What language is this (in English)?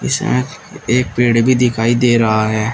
Hindi